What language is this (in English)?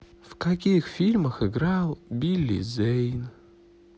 Russian